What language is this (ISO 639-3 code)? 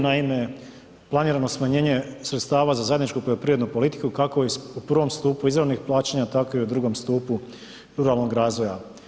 hrv